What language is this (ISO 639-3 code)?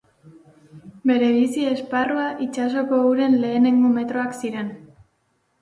eus